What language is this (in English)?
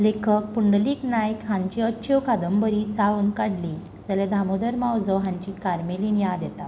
Konkani